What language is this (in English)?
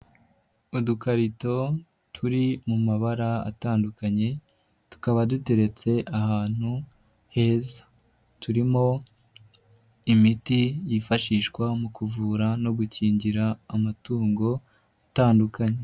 Kinyarwanda